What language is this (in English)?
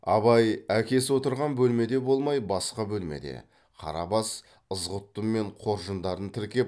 Kazakh